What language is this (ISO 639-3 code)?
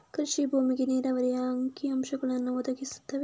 kan